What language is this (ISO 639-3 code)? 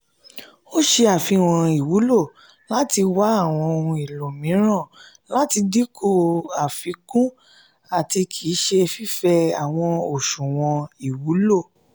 yor